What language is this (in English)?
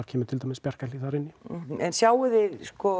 Icelandic